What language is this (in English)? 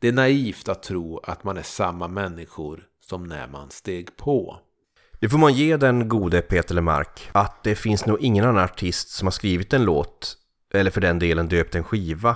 Swedish